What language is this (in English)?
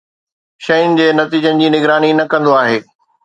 Sindhi